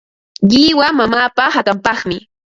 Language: Ambo-Pasco Quechua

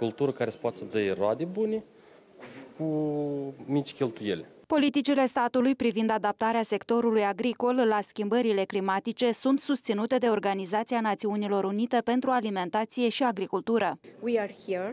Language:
Romanian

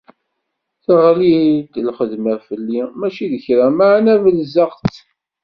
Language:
Kabyle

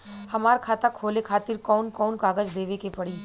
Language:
Bhojpuri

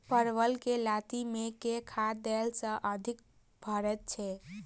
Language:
Maithili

